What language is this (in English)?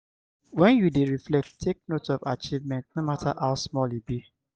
Nigerian Pidgin